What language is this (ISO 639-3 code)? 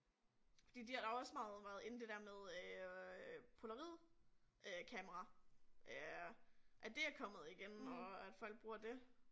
dan